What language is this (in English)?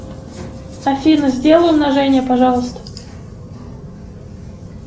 Russian